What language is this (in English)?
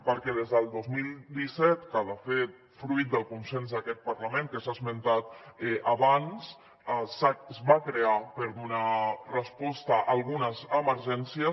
Catalan